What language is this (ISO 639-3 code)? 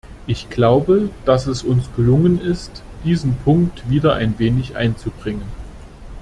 deu